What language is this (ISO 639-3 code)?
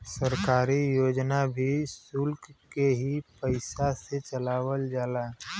bho